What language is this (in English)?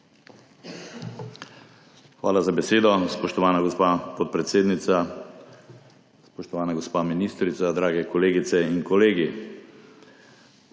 Slovenian